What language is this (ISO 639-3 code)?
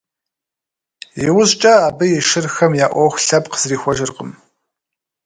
kbd